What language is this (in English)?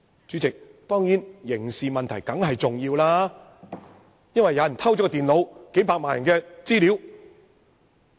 Cantonese